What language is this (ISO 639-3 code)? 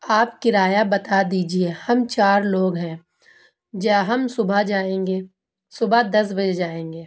urd